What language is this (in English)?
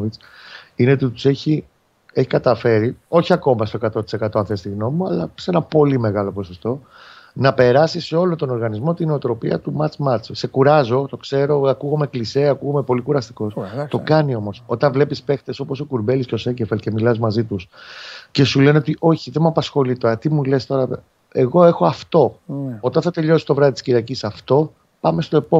Greek